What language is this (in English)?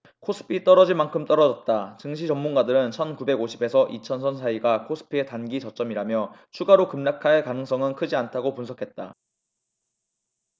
Korean